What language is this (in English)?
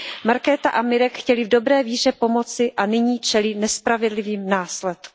Czech